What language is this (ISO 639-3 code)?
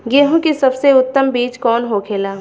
bho